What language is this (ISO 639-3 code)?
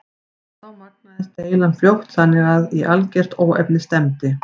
isl